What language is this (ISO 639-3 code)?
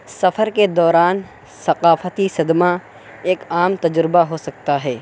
urd